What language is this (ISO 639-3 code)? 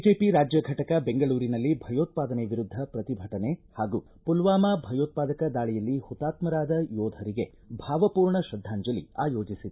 kan